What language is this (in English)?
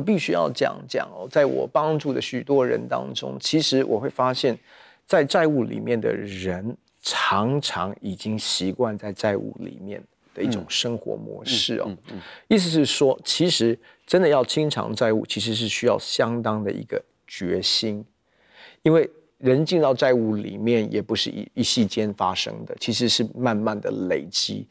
Chinese